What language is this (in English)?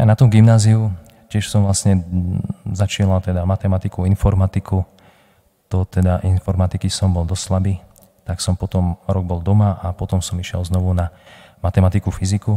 Slovak